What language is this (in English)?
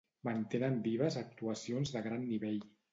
Catalan